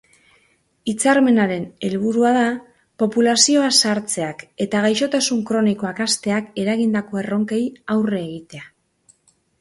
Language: Basque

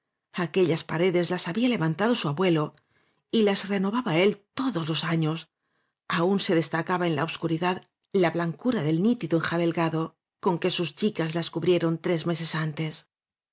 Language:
Spanish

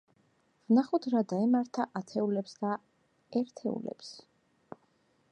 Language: Georgian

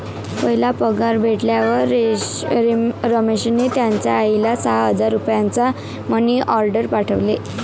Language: Marathi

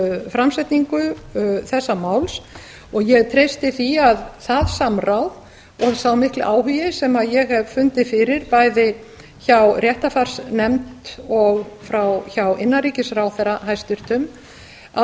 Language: Icelandic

